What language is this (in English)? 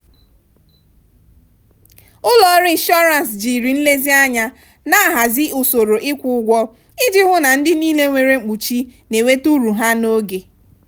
Igbo